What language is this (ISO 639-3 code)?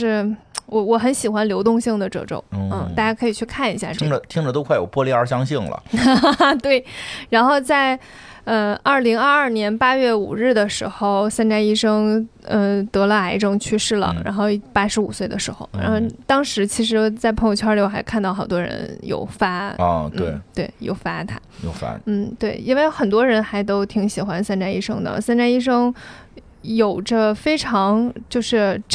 zho